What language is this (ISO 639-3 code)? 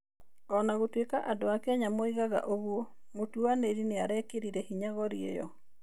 kik